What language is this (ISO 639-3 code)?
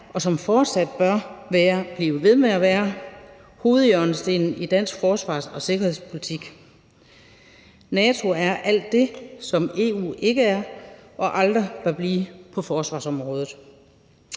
dan